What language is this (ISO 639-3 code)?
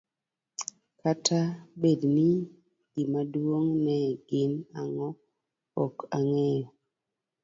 luo